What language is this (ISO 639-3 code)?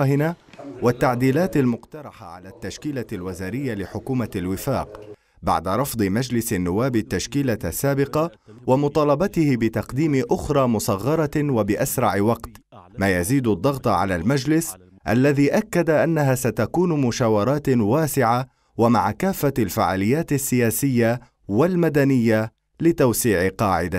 ara